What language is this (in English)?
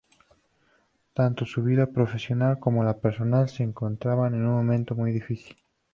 Spanish